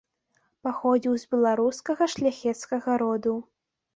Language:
Belarusian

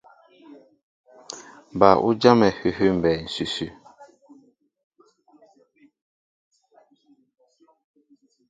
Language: Mbo (Cameroon)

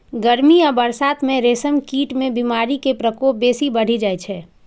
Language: Maithili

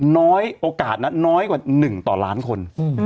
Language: Thai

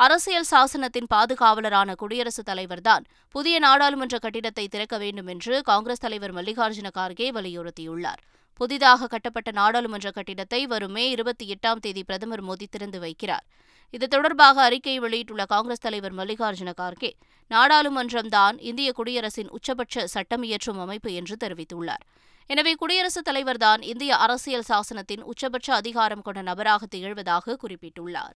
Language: Tamil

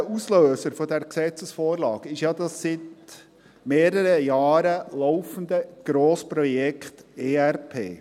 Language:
Swiss German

